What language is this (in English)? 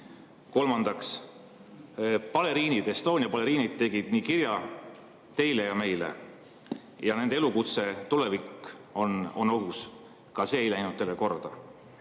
Estonian